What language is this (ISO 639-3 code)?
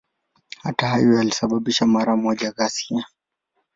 swa